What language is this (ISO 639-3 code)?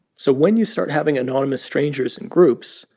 eng